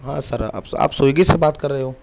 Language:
Urdu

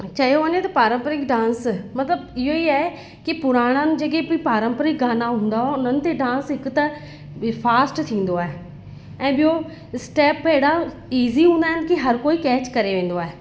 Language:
Sindhi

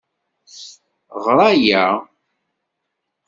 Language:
Kabyle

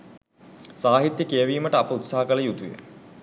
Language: Sinhala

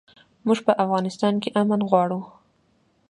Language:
Pashto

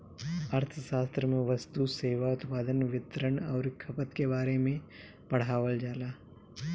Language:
Bhojpuri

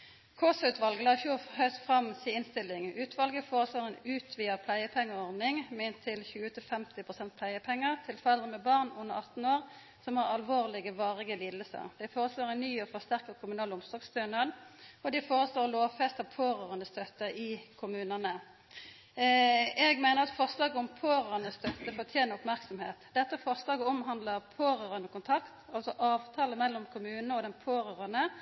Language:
Norwegian Nynorsk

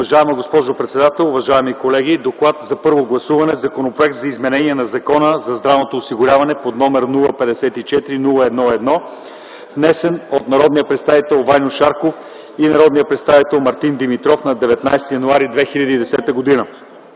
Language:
Bulgarian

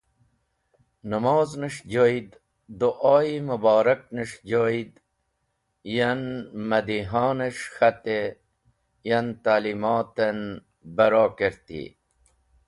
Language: Wakhi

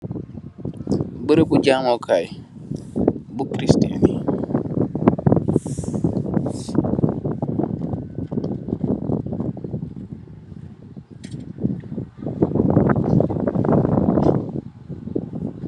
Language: Wolof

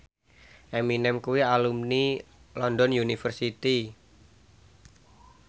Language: Javanese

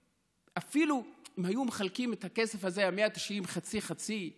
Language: Hebrew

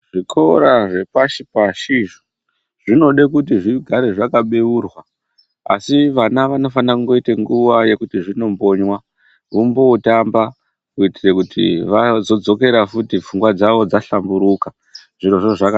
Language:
Ndau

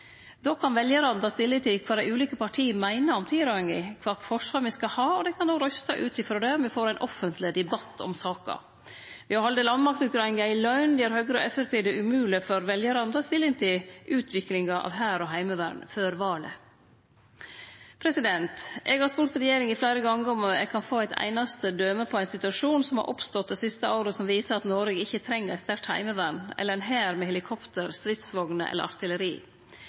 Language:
Norwegian Nynorsk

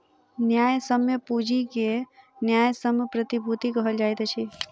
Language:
Maithili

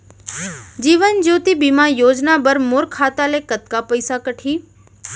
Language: Chhattisgarhi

